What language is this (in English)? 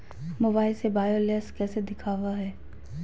Magahi